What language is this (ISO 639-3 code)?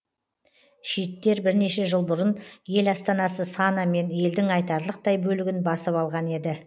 kaz